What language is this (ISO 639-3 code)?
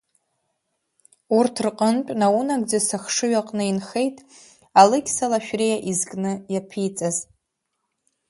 abk